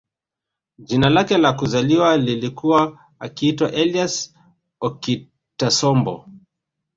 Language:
Swahili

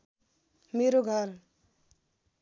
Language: Nepali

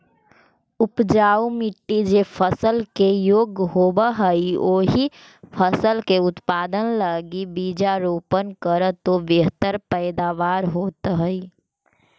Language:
Magahi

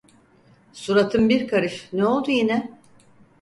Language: Turkish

